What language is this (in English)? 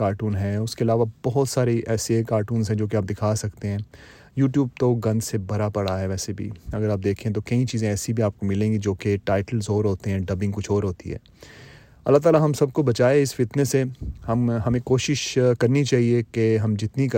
Urdu